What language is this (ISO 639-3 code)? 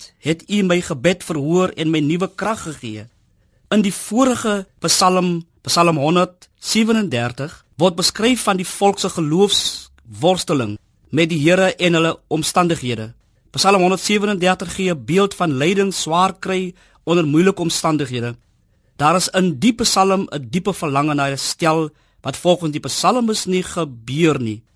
nld